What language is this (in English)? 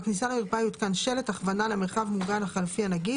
Hebrew